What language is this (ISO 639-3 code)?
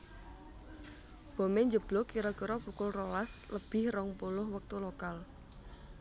jav